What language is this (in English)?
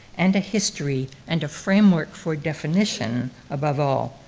English